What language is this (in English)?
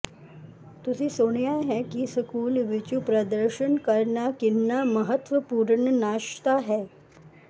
Punjabi